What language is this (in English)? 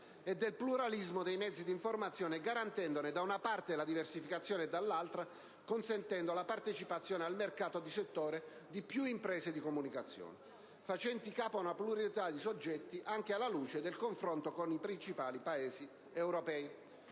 Italian